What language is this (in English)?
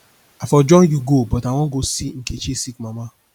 Nigerian Pidgin